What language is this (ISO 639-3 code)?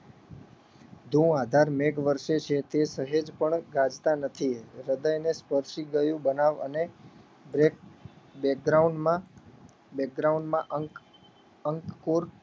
guj